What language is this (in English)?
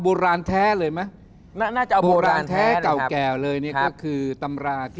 Thai